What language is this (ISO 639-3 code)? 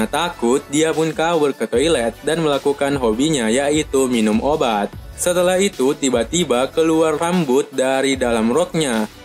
ind